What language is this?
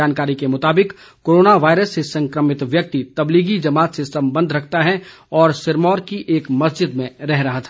Hindi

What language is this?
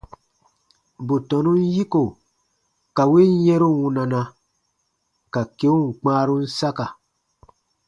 Baatonum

